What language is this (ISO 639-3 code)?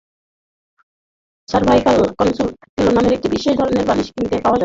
ben